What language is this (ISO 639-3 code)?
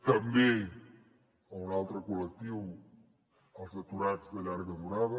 cat